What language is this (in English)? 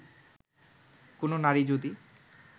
Bangla